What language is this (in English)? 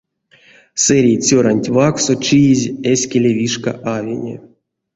Erzya